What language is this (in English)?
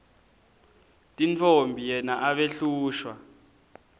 Swati